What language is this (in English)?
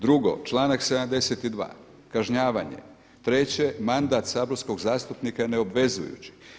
Croatian